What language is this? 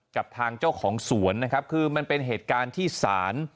Thai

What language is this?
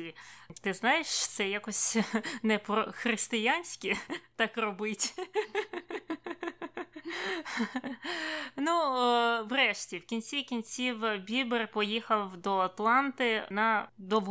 Ukrainian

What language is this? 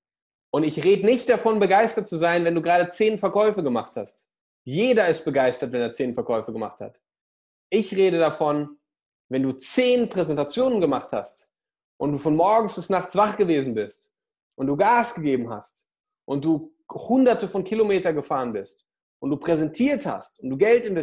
German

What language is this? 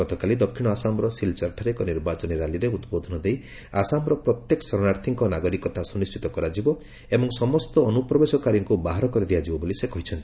Odia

